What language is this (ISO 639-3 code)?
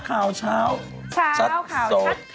tha